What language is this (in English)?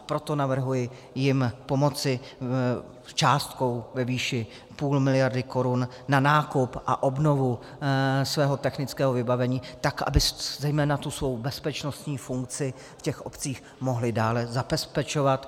Czech